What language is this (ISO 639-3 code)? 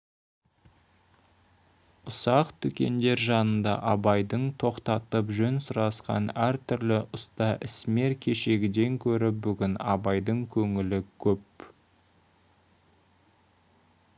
kaz